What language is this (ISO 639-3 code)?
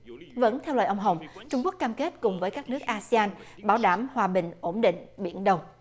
vie